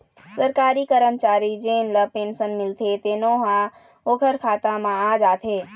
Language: Chhattisgarhi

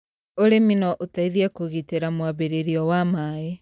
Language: Kikuyu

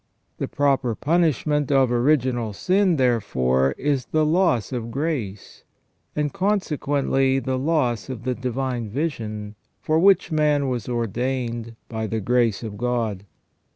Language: English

